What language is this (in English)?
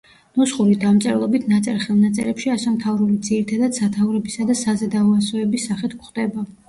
Georgian